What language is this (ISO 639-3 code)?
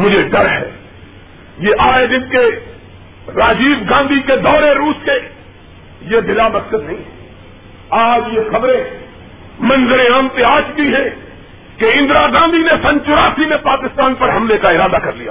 urd